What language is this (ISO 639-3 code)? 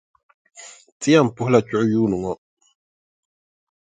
dag